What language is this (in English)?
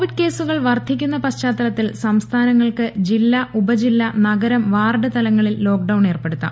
Malayalam